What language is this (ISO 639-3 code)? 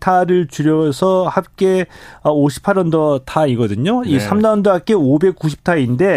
kor